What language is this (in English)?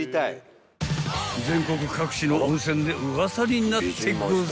Japanese